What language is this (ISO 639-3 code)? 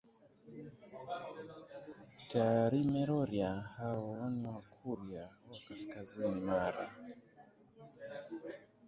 swa